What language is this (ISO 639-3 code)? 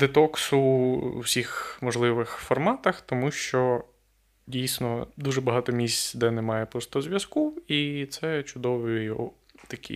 ukr